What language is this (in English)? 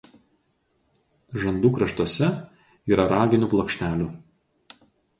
Lithuanian